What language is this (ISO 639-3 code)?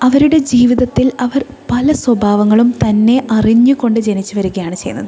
mal